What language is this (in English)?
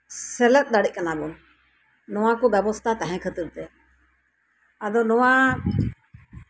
Santali